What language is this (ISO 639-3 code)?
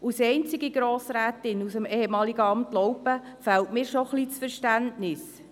gsw